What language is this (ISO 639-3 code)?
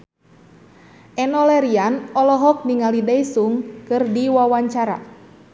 sun